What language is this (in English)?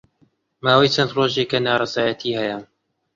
Central Kurdish